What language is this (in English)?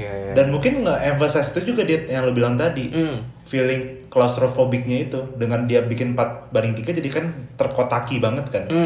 Indonesian